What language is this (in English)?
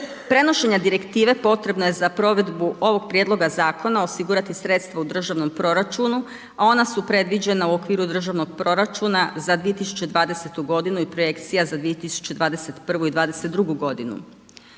Croatian